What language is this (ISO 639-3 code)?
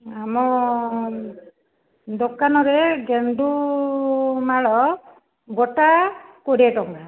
ori